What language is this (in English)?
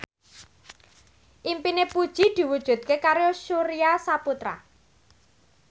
Javanese